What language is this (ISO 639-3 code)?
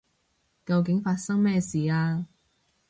yue